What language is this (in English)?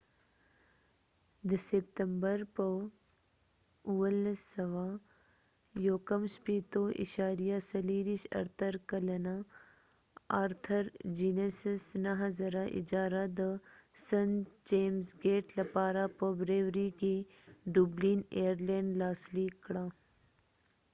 Pashto